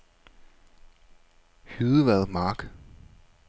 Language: Danish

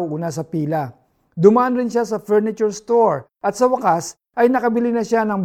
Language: Filipino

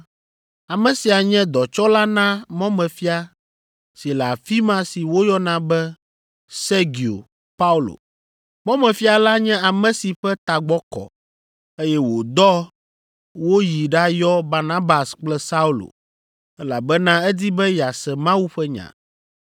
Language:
Ewe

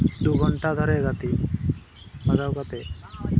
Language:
Santali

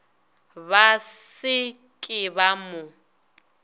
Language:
Northern Sotho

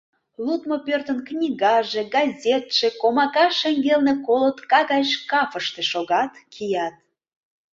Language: Mari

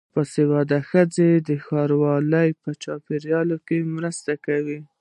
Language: Pashto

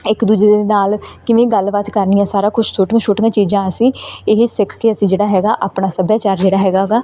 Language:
Punjabi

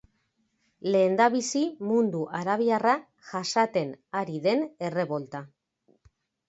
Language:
Basque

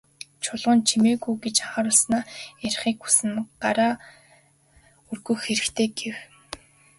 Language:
Mongolian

